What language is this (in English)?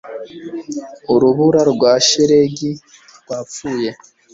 Kinyarwanda